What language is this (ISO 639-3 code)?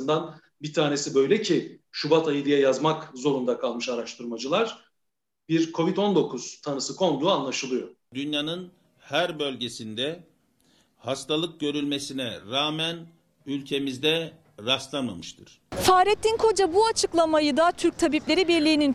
tur